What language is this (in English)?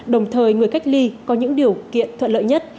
Vietnamese